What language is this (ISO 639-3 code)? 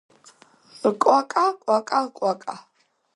kat